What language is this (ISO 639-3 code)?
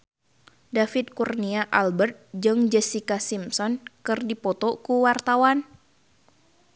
sun